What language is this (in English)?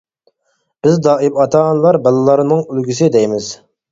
Uyghur